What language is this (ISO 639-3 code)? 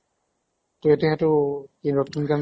asm